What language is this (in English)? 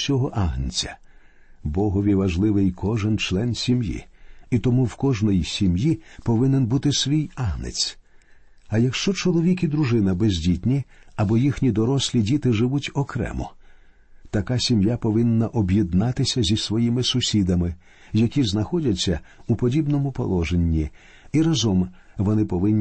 Ukrainian